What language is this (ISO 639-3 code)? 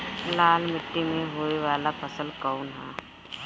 bho